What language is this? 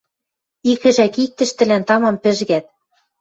Western Mari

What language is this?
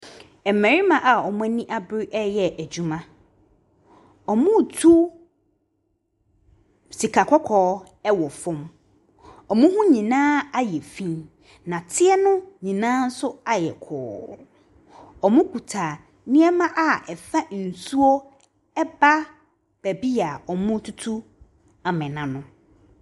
Akan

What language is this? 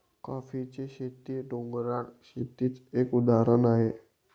Marathi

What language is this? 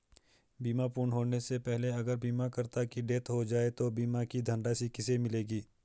Hindi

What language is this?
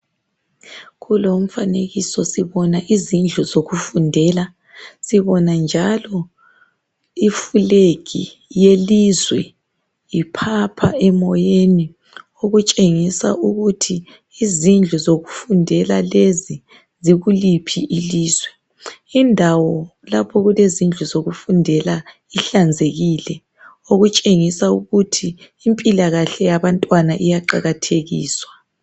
North Ndebele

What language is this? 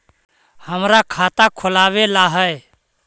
Magahi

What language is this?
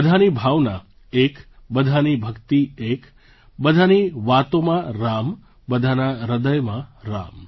Gujarati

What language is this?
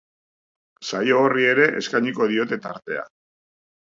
Basque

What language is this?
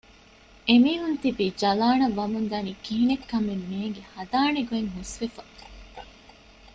Divehi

